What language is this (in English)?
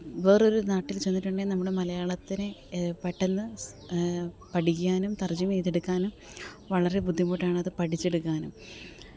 Malayalam